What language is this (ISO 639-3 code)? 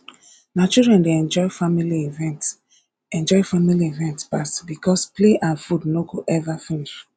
pcm